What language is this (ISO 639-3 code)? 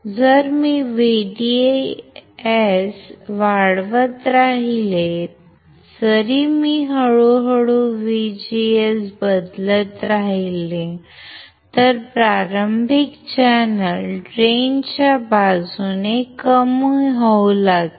mar